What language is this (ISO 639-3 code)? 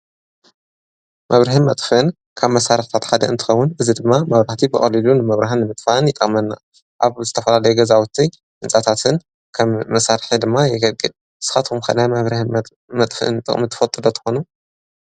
tir